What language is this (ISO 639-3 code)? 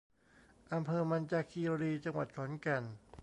tha